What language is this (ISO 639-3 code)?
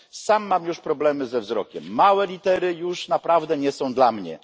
pol